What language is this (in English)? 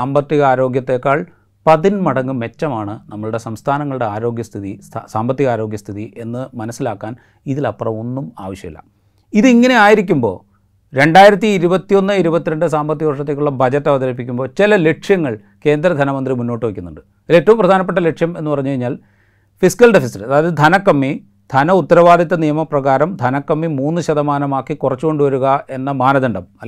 Malayalam